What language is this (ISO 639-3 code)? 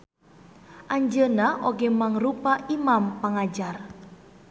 sun